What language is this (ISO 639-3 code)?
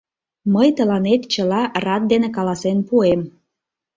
chm